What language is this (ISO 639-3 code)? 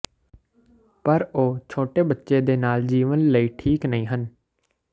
pan